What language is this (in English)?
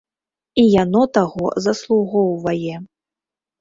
Belarusian